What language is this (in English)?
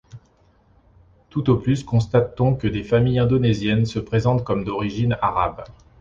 French